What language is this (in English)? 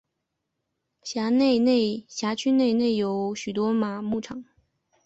Chinese